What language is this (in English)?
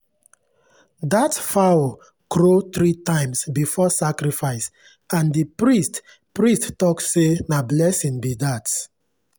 Nigerian Pidgin